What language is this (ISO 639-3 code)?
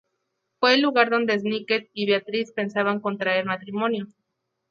spa